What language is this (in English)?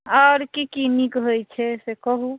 Maithili